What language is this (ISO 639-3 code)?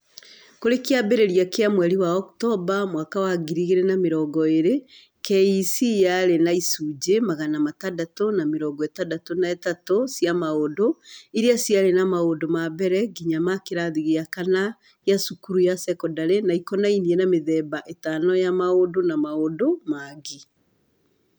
kik